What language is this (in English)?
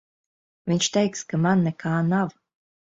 Latvian